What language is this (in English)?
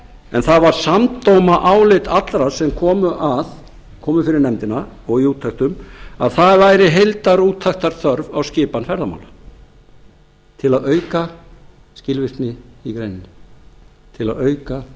Icelandic